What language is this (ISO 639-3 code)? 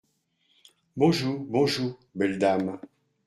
fra